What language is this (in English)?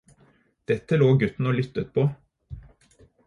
Norwegian Bokmål